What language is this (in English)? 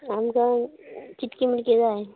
Konkani